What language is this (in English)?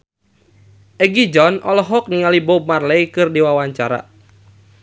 Sundanese